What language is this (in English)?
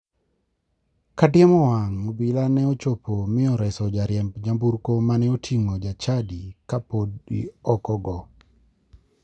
Luo (Kenya and Tanzania)